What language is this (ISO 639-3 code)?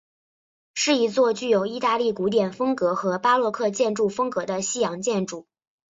zho